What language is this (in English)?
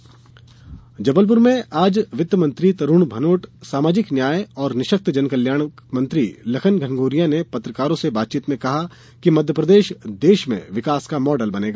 Hindi